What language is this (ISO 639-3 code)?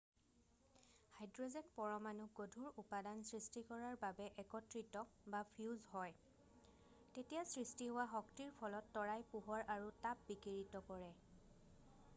asm